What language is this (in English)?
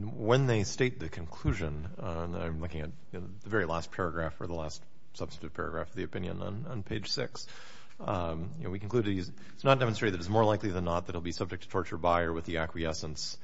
English